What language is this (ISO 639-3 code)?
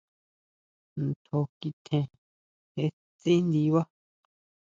mau